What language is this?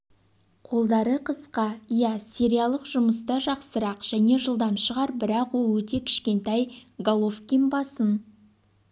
Kazakh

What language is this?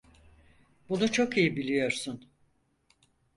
Turkish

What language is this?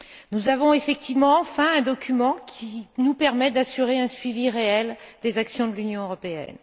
French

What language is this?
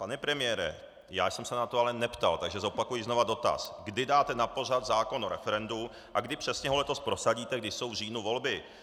Czech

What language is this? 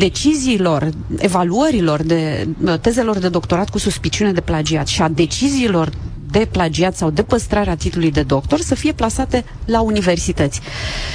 Romanian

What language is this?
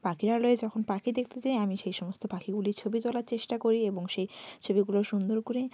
Bangla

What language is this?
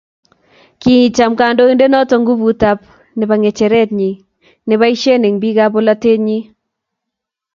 Kalenjin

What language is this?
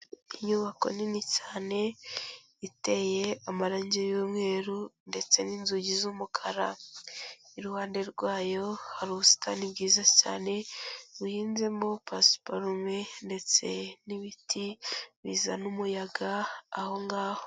Kinyarwanda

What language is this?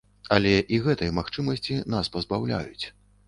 Belarusian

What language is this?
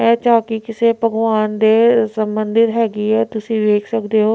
Punjabi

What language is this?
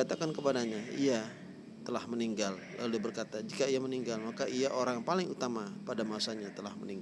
Indonesian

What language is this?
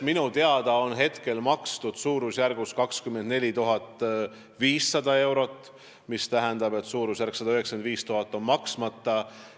Estonian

